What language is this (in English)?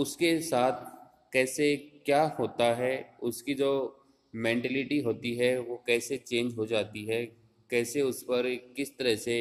Hindi